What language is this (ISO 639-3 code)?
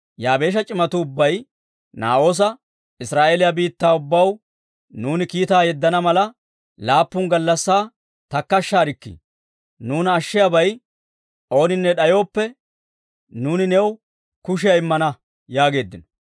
dwr